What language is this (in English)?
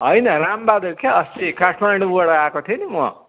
Nepali